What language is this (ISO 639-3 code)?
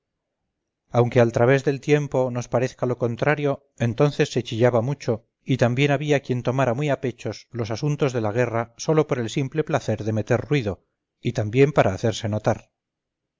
spa